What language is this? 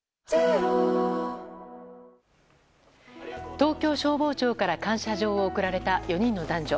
Japanese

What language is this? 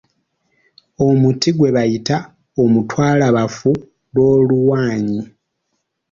Ganda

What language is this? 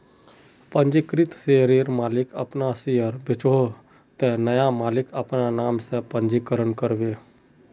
Magahi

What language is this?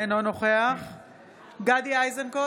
Hebrew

